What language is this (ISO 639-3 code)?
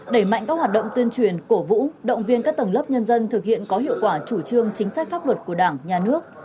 vie